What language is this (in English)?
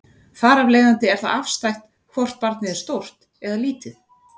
Icelandic